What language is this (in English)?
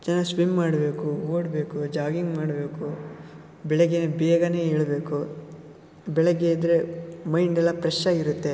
Kannada